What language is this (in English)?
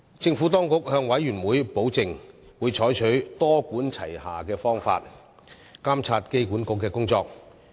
Cantonese